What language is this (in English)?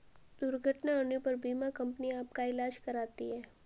Hindi